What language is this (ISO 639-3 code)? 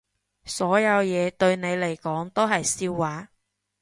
yue